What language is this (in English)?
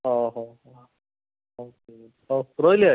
Odia